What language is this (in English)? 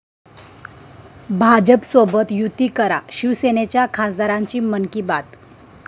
Marathi